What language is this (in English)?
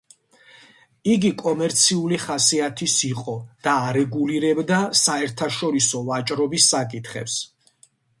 Georgian